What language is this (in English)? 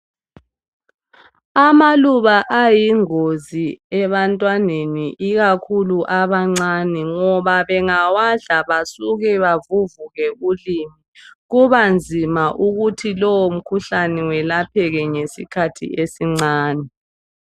North Ndebele